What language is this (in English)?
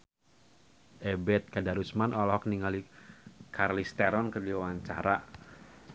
Sundanese